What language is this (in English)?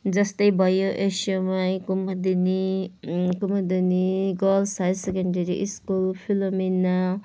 Nepali